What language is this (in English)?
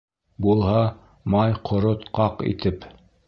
Bashkir